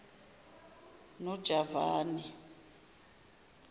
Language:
Zulu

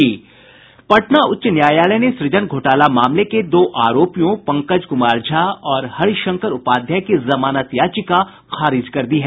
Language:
Hindi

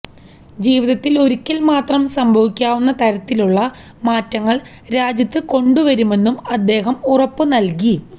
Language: Malayalam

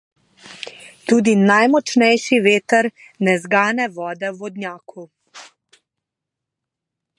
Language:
Slovenian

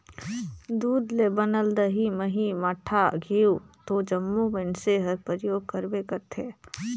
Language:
Chhattisgarhi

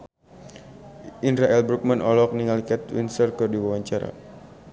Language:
Sundanese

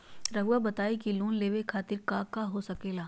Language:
Magahi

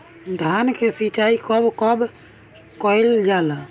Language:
Bhojpuri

